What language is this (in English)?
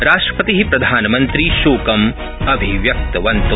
Sanskrit